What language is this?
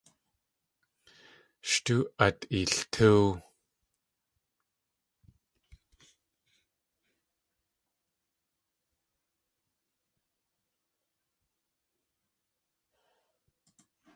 Tlingit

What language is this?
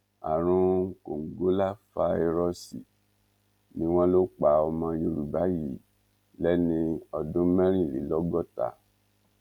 Yoruba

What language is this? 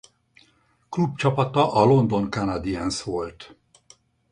Hungarian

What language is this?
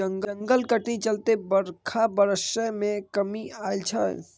Maithili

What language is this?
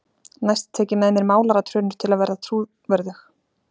Icelandic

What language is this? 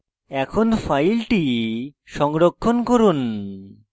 Bangla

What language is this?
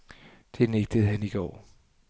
Danish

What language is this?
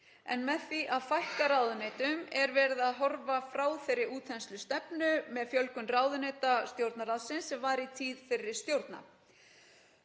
Icelandic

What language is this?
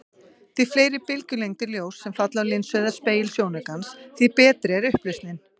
Icelandic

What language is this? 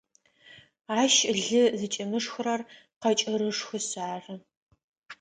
Adyghe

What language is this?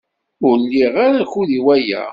Kabyle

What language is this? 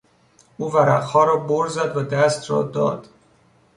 Persian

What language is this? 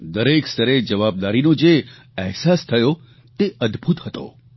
Gujarati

